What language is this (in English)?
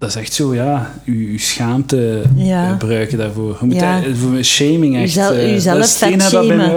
Dutch